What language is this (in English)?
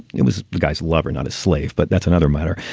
English